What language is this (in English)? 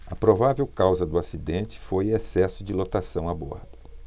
Portuguese